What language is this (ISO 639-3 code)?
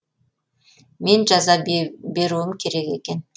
kaz